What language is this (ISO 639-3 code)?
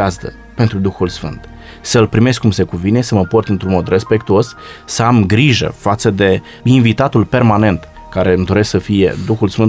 ron